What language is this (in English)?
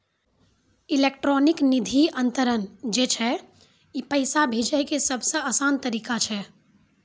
Maithili